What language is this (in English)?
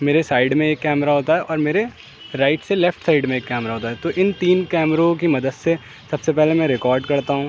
Urdu